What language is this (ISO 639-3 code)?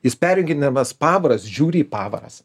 lit